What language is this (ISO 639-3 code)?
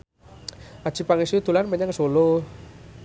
jav